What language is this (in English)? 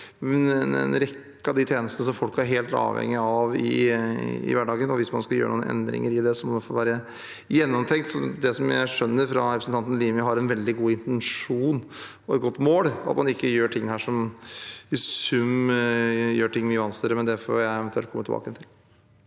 Norwegian